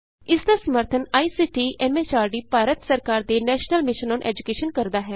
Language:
Punjabi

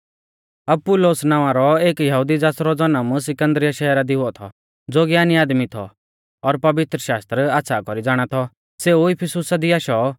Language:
Mahasu Pahari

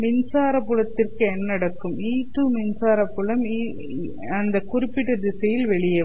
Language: Tamil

